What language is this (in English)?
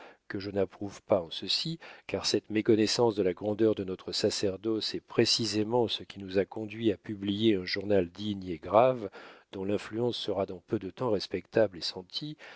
French